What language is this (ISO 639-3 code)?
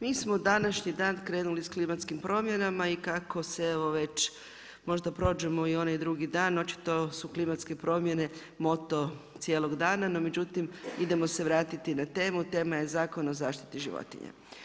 hrv